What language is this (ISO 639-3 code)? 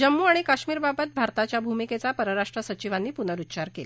mar